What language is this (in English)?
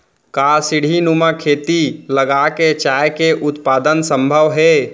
Chhattisgarhi